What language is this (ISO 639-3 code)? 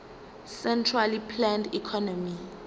zul